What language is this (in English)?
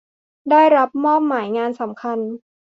Thai